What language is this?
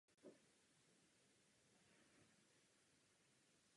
Czech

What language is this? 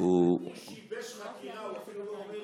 Hebrew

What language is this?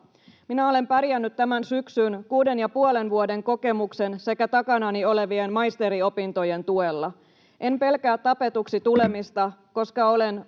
Finnish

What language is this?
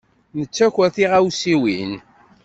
Kabyle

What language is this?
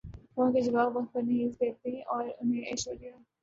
Urdu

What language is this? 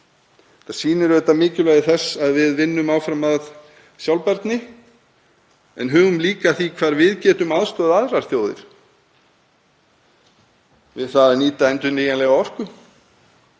Icelandic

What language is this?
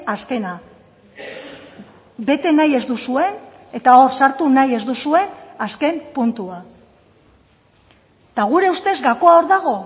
Basque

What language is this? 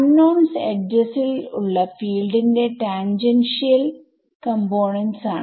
Malayalam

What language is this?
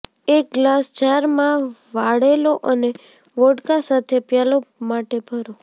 Gujarati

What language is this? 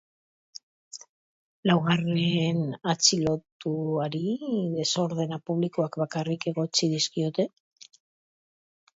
Basque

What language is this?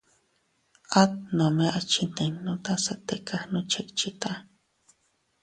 Teutila Cuicatec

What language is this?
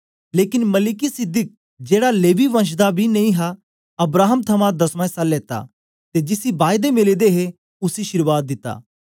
Dogri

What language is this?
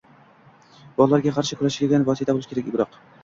Uzbek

